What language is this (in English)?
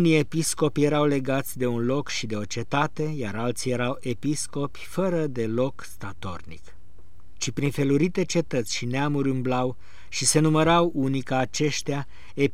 Romanian